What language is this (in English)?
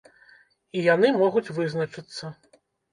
Belarusian